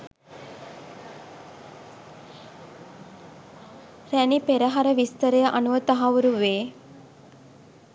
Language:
Sinhala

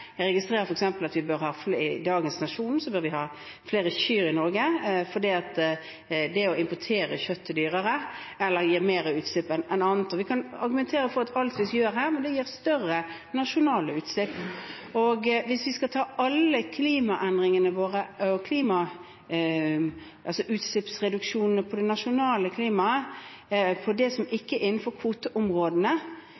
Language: Norwegian Bokmål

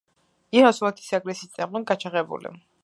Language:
Georgian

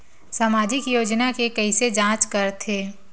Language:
Chhattisgarhi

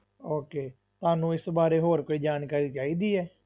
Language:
Punjabi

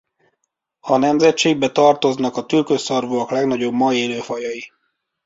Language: Hungarian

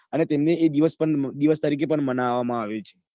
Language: Gujarati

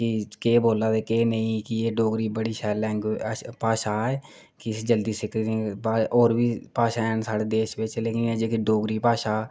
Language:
Dogri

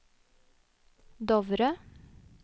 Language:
Norwegian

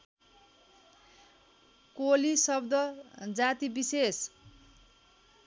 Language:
Nepali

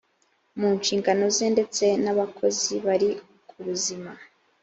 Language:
Kinyarwanda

